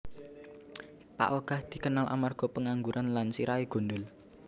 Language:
Javanese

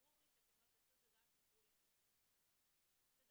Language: Hebrew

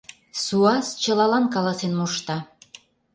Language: Mari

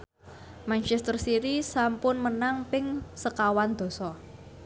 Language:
Javanese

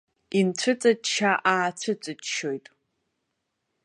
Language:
Abkhazian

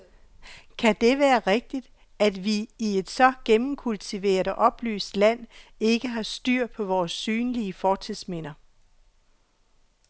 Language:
Danish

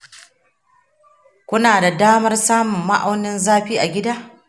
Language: Hausa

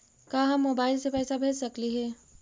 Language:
Magahi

